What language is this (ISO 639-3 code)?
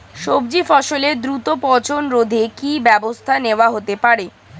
ben